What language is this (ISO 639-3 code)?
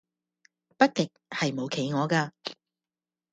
yue